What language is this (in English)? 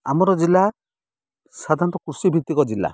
Odia